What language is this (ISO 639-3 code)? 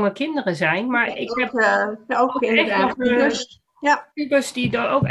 nld